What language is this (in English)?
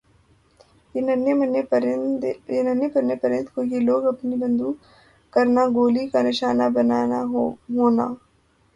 Urdu